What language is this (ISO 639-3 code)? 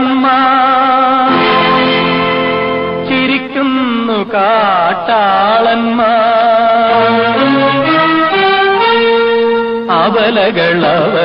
ara